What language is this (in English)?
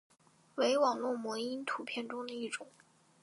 Chinese